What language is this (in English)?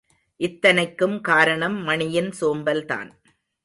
Tamil